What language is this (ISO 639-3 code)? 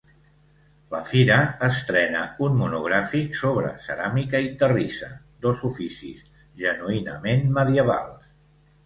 cat